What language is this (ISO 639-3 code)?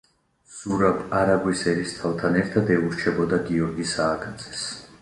kat